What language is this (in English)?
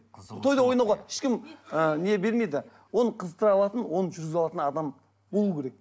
Kazakh